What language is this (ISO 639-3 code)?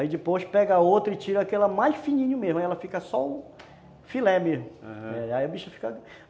por